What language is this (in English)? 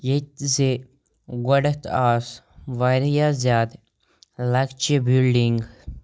Kashmiri